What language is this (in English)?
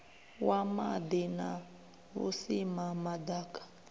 Venda